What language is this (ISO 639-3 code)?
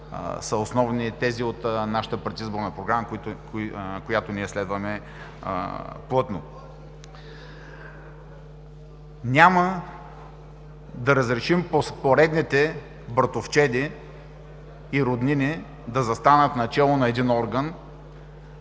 bul